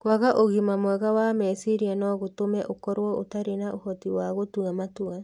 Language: Kikuyu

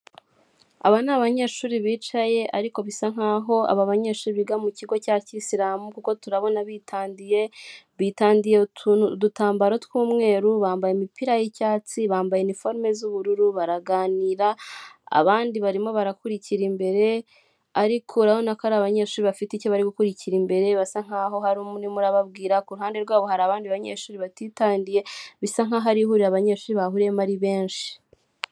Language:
Kinyarwanda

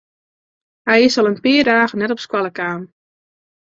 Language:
Western Frisian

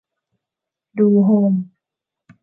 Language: Thai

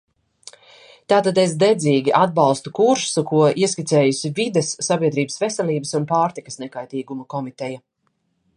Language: Latvian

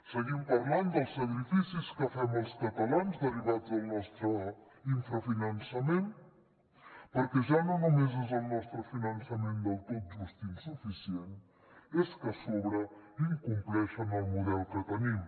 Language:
Catalan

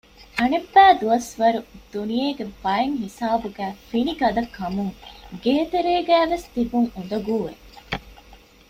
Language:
Divehi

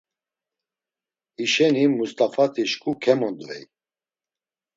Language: Laz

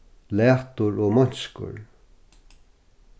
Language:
Faroese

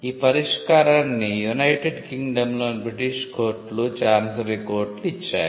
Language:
Telugu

